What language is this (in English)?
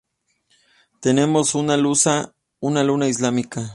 Spanish